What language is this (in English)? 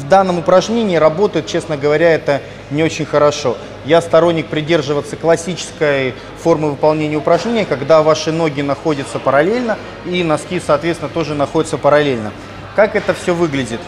Russian